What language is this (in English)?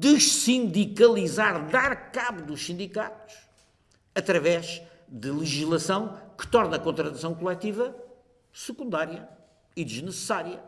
Portuguese